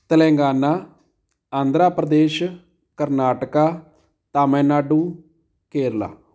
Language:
Punjabi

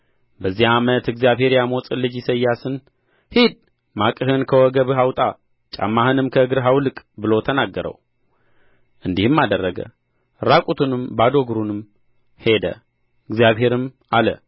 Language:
Amharic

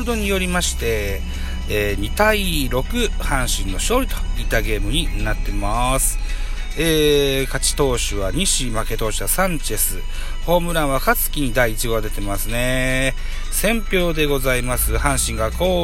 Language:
Japanese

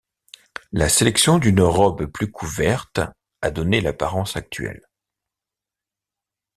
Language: French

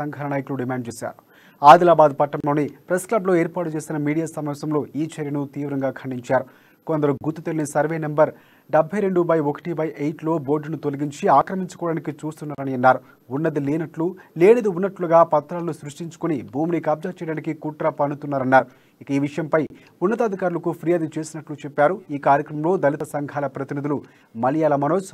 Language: Telugu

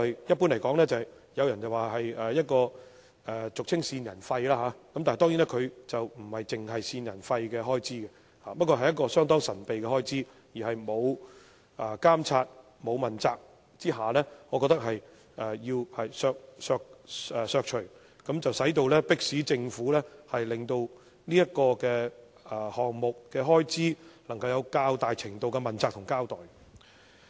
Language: Cantonese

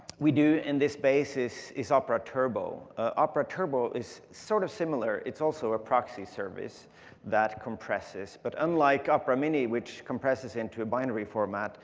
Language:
English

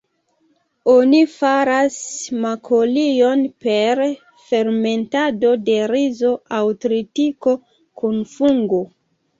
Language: Esperanto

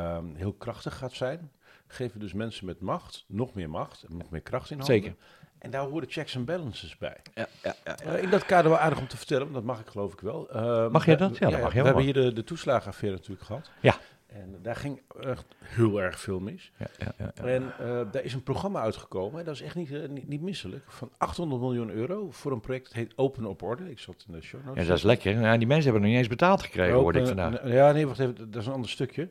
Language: Dutch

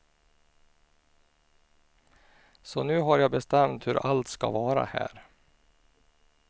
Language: Swedish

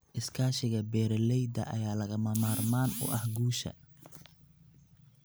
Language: Somali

